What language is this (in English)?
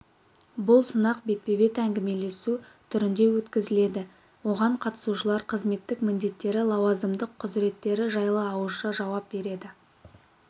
Kazakh